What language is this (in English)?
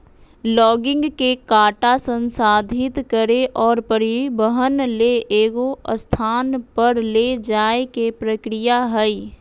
Magahi